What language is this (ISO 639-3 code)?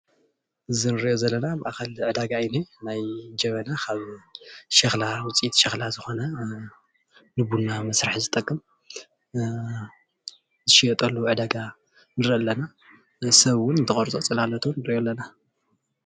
tir